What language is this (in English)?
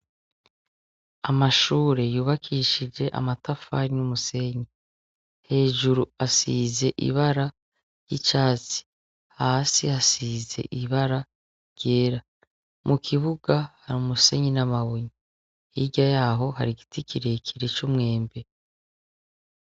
Rundi